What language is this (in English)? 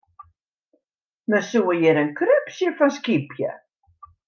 Western Frisian